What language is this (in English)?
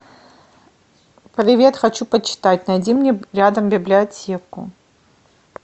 Russian